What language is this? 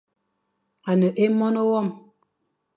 Fang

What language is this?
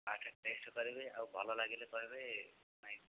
Odia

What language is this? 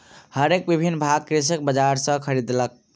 Maithili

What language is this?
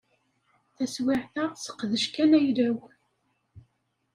Kabyle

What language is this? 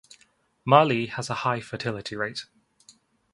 English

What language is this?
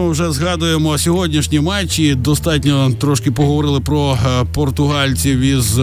Ukrainian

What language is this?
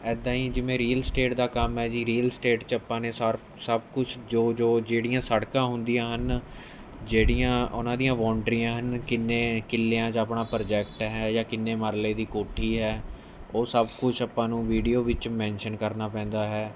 Punjabi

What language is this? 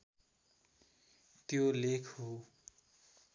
Nepali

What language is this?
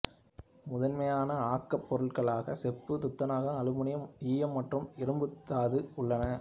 Tamil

